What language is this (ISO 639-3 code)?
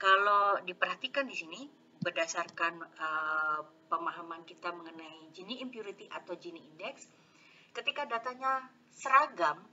ind